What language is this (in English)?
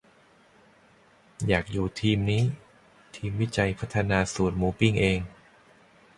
Thai